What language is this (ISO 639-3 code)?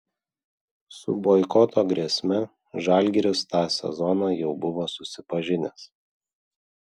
lit